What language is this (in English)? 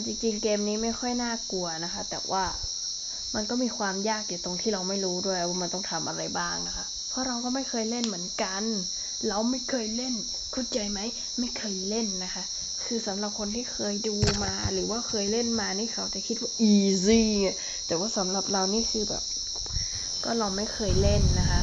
Thai